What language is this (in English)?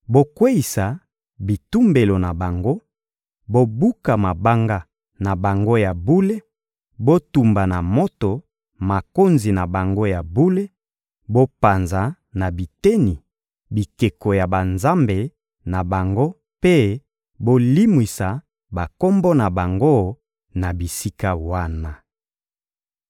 Lingala